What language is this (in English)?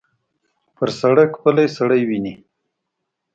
Pashto